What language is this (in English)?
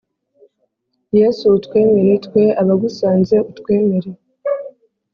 Kinyarwanda